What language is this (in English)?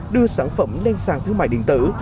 Vietnamese